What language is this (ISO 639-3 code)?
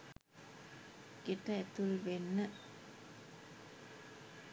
sin